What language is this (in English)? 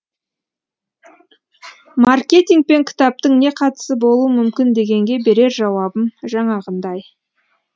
Kazakh